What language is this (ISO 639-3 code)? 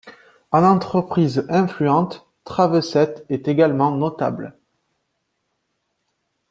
fra